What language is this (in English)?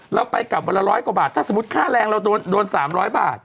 Thai